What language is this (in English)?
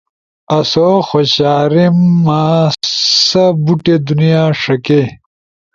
Ushojo